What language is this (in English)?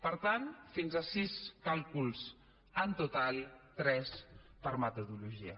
Catalan